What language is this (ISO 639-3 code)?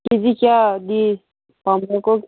mni